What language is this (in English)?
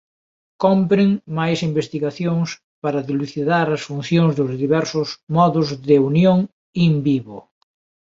Galician